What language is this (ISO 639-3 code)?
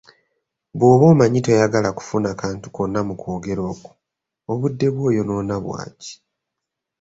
lug